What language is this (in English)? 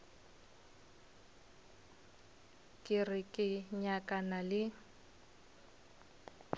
Northern Sotho